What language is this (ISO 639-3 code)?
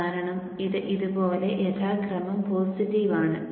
mal